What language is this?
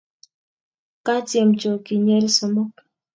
Kalenjin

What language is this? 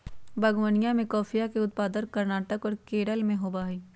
Magahi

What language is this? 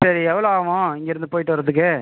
Tamil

